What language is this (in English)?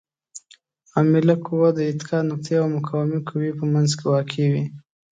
Pashto